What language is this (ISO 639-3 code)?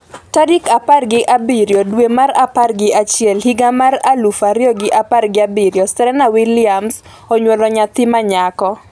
luo